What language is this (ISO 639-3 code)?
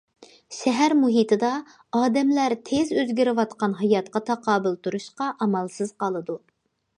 uig